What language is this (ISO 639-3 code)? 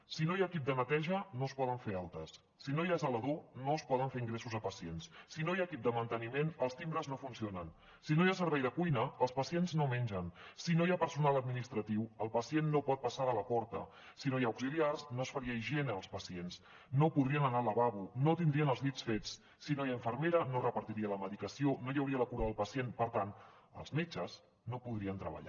cat